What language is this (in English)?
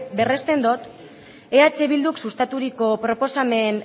Basque